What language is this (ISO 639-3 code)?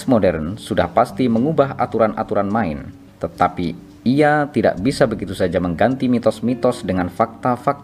ind